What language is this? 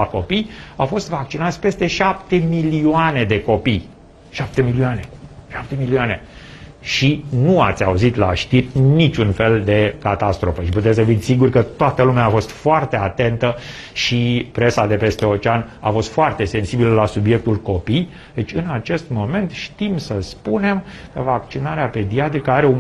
Romanian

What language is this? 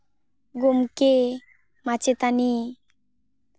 Santali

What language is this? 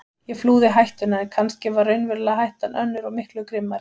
Icelandic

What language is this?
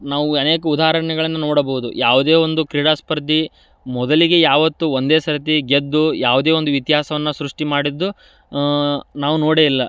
Kannada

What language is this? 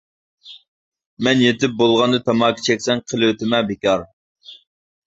Uyghur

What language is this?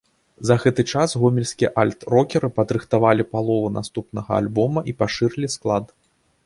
Belarusian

